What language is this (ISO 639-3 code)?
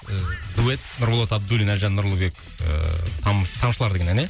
kaz